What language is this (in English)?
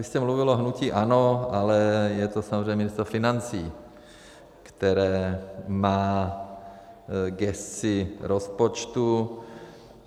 Czech